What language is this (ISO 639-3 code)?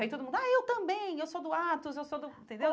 por